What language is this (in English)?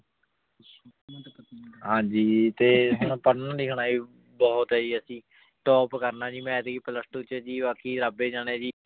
Punjabi